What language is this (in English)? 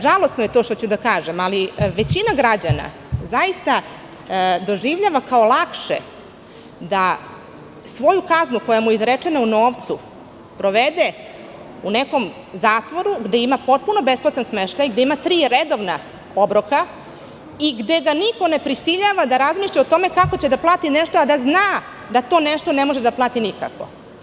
Serbian